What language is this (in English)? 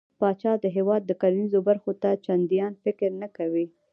Pashto